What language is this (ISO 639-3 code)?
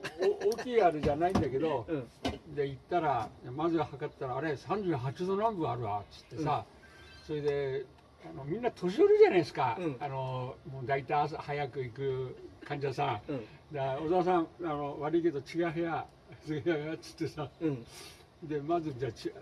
jpn